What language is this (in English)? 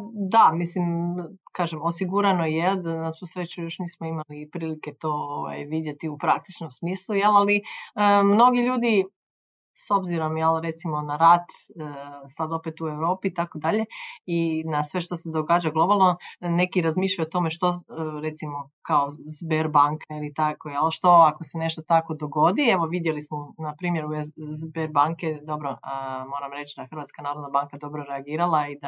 Croatian